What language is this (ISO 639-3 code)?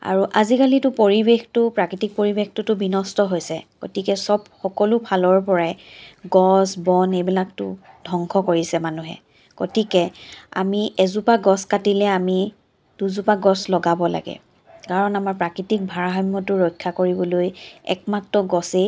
asm